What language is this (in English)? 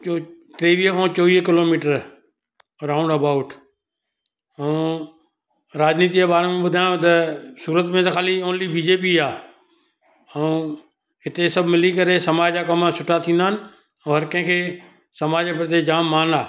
Sindhi